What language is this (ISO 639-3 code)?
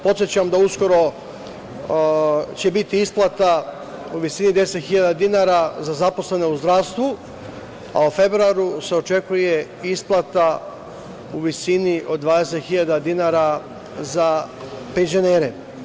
srp